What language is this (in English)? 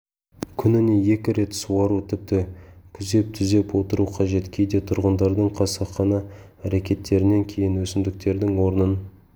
Kazakh